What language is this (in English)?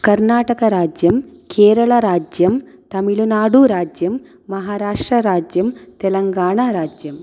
Sanskrit